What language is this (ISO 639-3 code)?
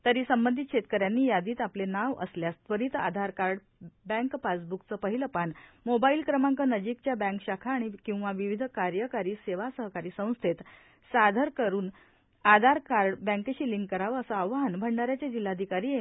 mar